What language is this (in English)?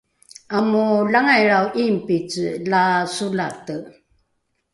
Rukai